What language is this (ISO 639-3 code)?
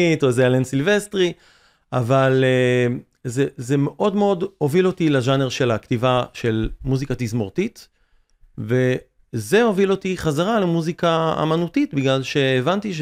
heb